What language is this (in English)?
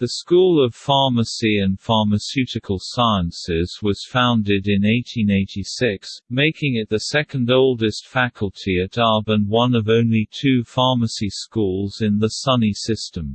English